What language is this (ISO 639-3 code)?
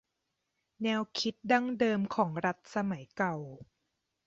tha